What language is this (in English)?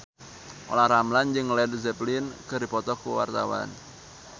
Sundanese